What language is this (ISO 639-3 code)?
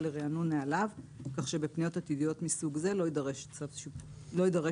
heb